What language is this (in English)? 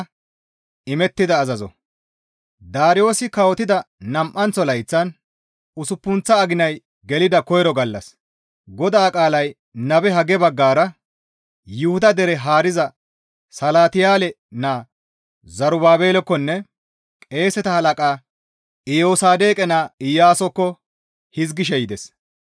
Gamo